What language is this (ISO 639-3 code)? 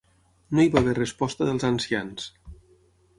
cat